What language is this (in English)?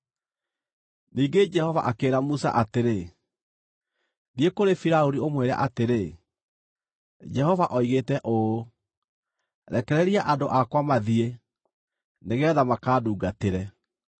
Kikuyu